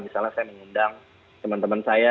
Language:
Indonesian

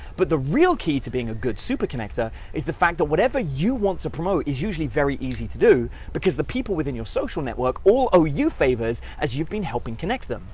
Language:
English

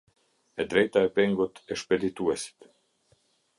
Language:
Albanian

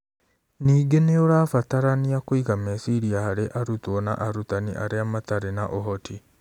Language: Kikuyu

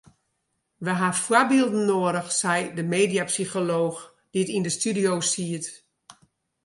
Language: Western Frisian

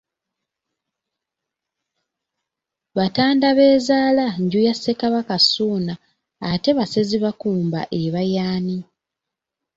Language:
Ganda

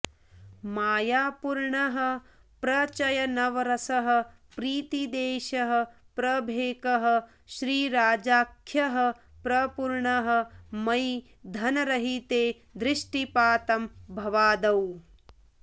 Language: Sanskrit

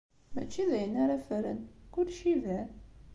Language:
Kabyle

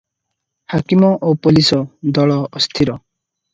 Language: Odia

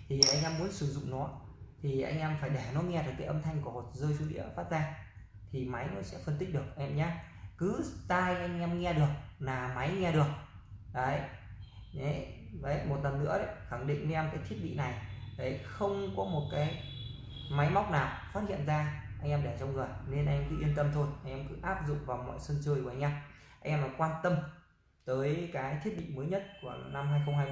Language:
Vietnamese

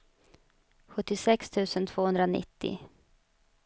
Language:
Swedish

